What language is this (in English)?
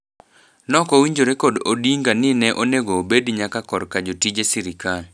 Luo (Kenya and Tanzania)